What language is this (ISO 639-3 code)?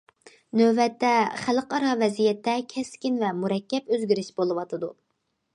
uig